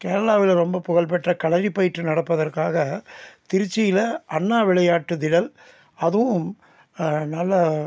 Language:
Tamil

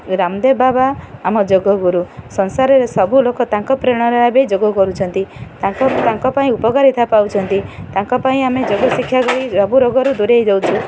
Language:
Odia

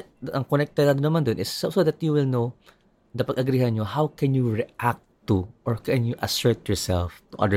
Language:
Filipino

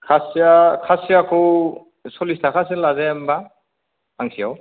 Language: Bodo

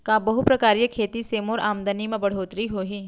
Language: Chhattisgarhi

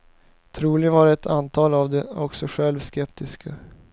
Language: Swedish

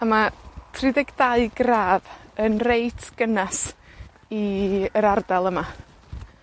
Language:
Welsh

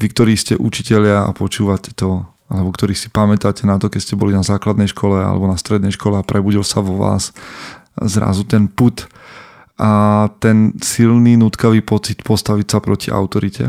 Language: Slovak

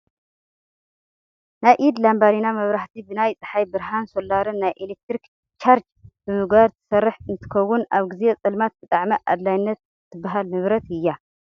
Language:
Tigrinya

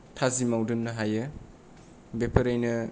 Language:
Bodo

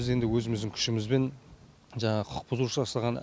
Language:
Kazakh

